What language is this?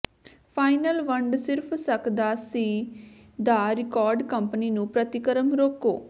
Punjabi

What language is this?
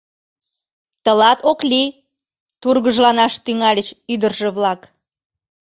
Mari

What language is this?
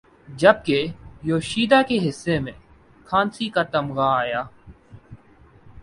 Urdu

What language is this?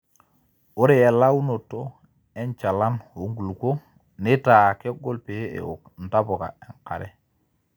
Masai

